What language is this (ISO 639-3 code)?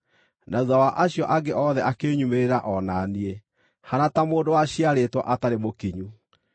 kik